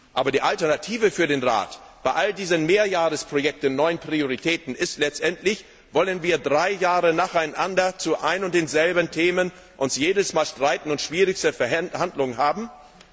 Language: German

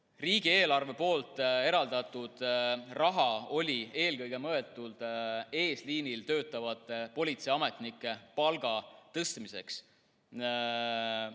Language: Estonian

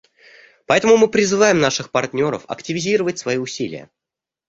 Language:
Russian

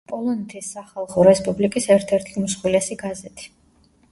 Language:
Georgian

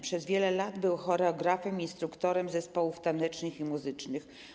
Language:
Polish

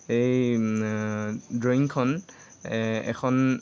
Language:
Assamese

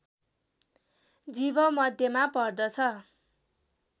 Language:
Nepali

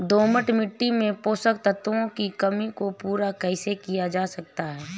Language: Hindi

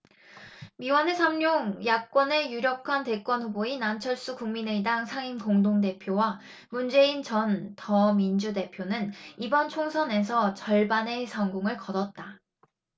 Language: Korean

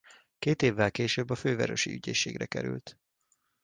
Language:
Hungarian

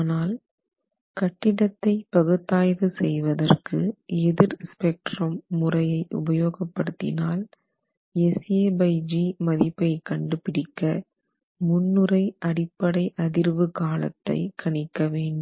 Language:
Tamil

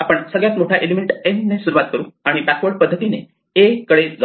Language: Marathi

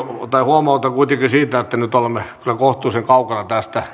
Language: Finnish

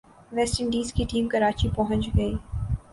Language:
Urdu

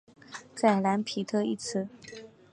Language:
Chinese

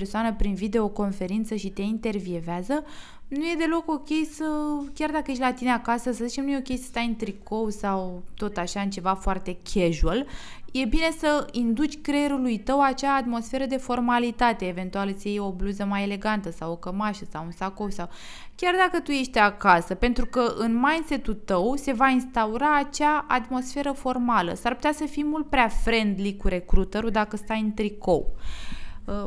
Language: Romanian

